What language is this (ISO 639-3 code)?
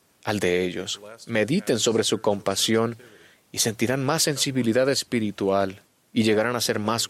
spa